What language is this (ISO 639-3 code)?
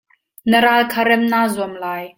cnh